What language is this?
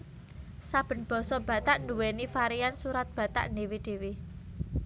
Javanese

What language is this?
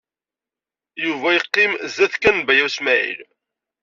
Kabyle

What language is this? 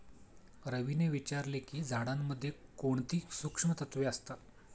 Marathi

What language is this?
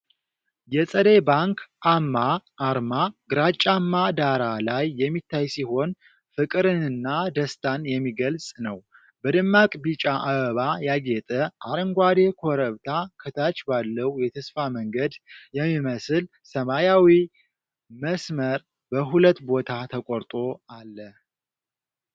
Amharic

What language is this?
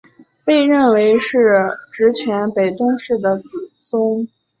Chinese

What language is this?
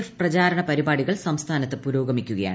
Malayalam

